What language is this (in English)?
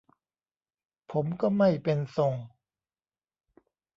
Thai